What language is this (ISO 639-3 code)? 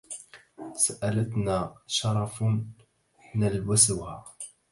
ara